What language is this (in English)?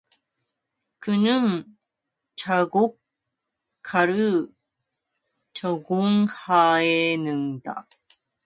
Korean